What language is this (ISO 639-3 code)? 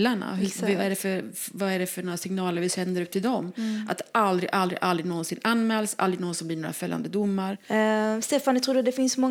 swe